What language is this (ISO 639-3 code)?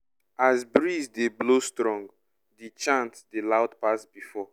pcm